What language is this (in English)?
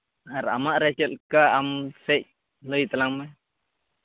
Santali